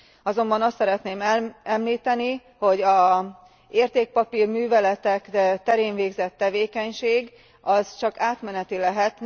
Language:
Hungarian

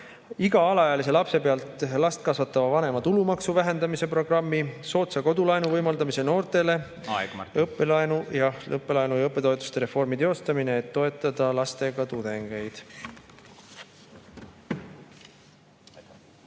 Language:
Estonian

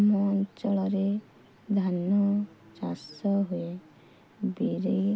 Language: Odia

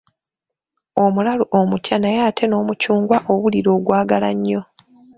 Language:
Ganda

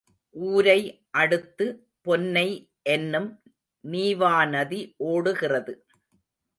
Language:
Tamil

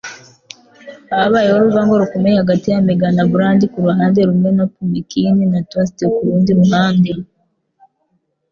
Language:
Kinyarwanda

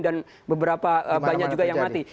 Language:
Indonesian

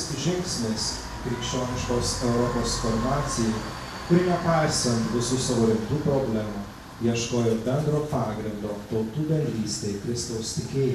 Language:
Lithuanian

